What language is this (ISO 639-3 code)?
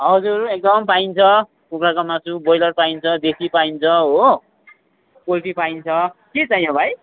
nep